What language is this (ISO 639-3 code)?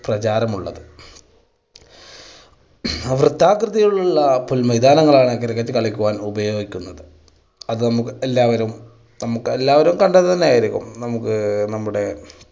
mal